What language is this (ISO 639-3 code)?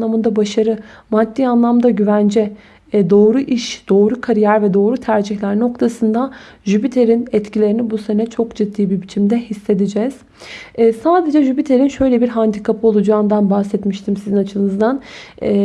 tur